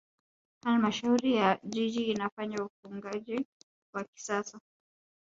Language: Swahili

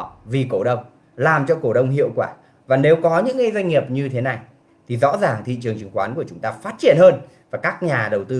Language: Vietnamese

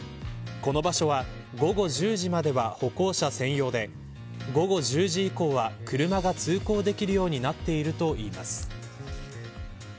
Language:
Japanese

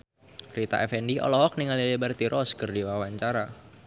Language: Sundanese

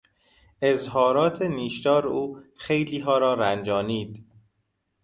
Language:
Persian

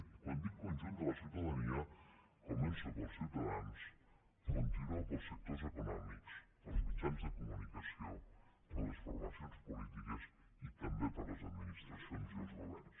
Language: Catalan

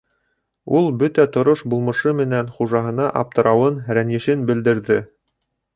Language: Bashkir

